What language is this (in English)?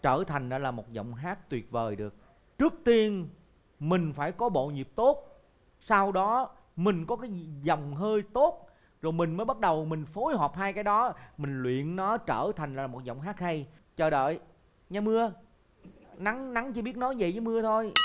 Vietnamese